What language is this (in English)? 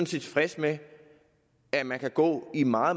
Danish